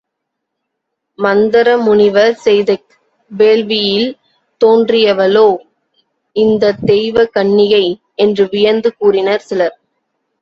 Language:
Tamil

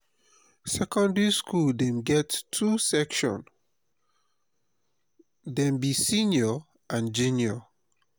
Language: Nigerian Pidgin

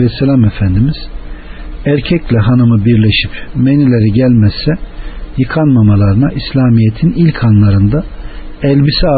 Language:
Turkish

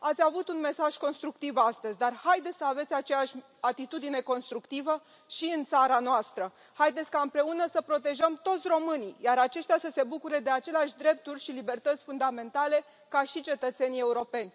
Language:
Romanian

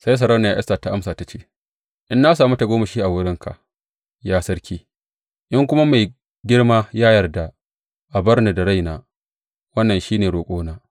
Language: Hausa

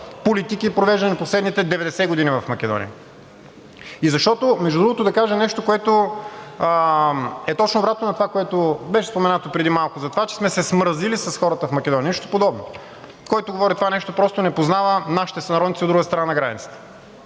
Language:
Bulgarian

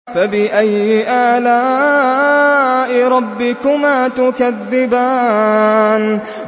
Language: Arabic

